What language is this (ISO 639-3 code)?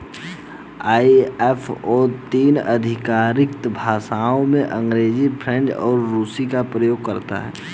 hin